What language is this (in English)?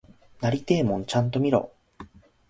Japanese